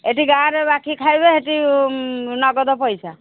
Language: Odia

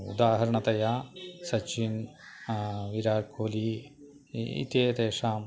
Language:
Sanskrit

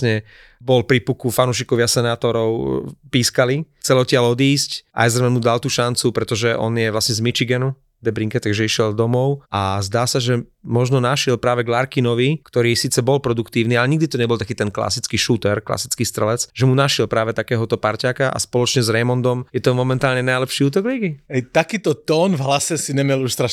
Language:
Slovak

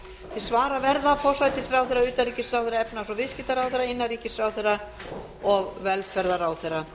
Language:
Icelandic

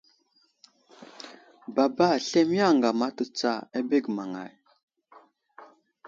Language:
Wuzlam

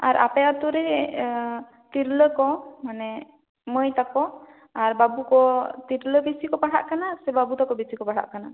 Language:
Santali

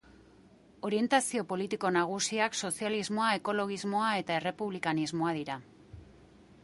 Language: Basque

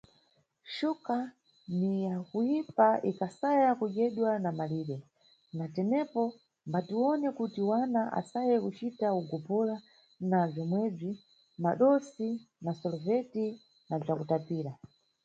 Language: Nyungwe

